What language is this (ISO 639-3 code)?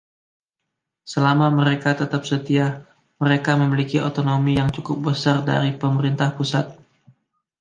ind